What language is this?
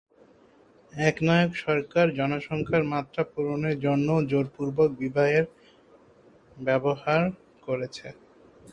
Bangla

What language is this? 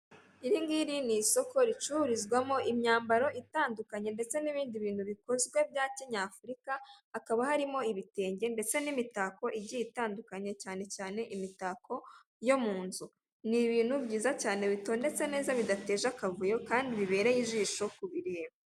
Kinyarwanda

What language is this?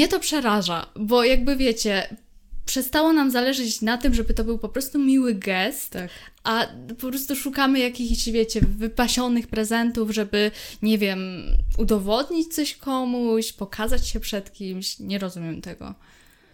Polish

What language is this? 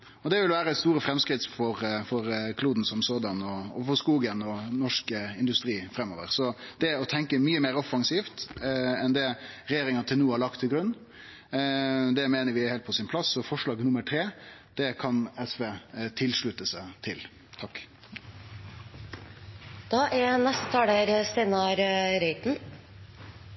Norwegian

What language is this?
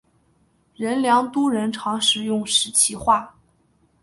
Chinese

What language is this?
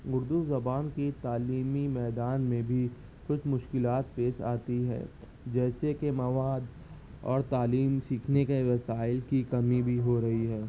Urdu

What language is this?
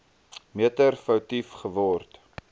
Afrikaans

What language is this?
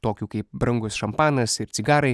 Lithuanian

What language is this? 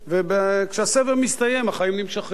Hebrew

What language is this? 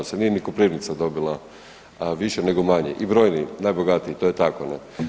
Croatian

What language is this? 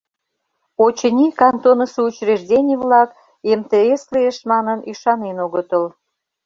Mari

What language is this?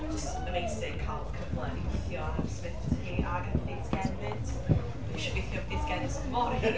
Welsh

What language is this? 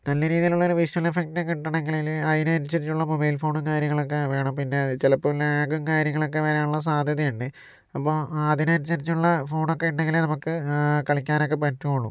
Malayalam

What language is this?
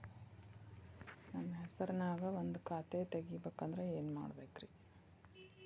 Kannada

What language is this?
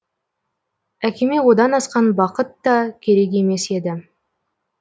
Kazakh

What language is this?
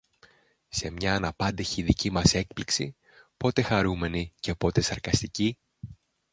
Greek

